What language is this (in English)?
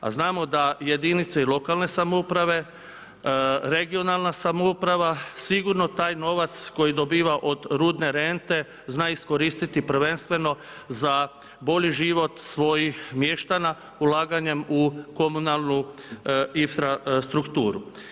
Croatian